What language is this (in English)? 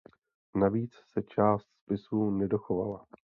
Czech